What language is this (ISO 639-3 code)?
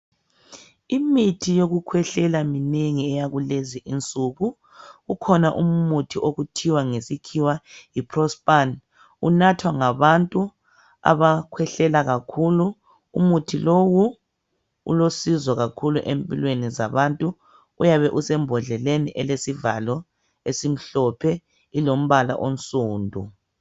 nde